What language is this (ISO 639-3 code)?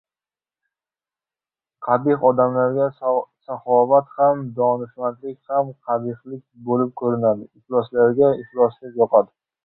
uzb